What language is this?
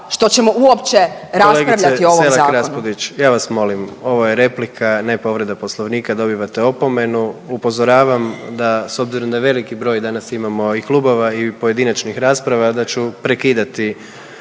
Croatian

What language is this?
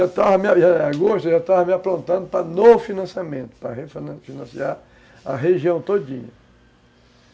Portuguese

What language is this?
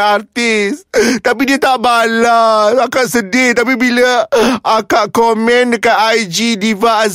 Malay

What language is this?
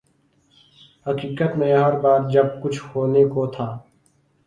Urdu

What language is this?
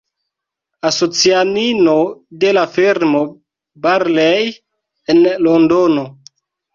Esperanto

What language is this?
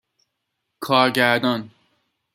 Persian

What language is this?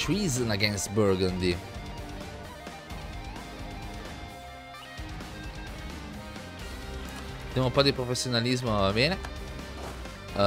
Italian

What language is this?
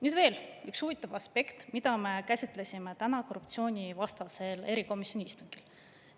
Estonian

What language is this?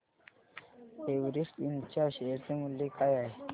Marathi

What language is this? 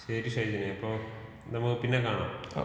Malayalam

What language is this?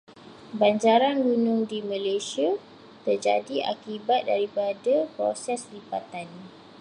Malay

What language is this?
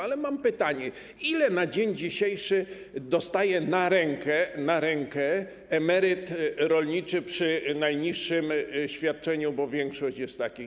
Polish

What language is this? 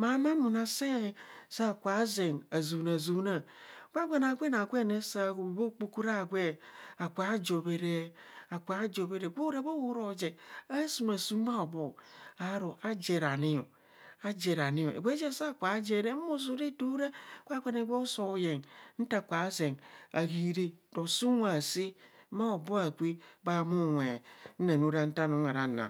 Kohumono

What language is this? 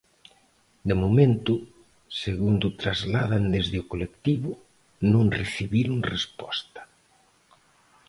Galician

